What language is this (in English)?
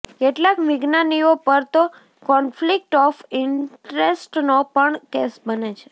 Gujarati